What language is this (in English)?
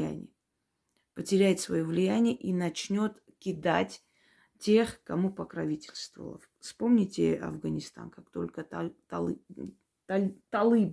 Russian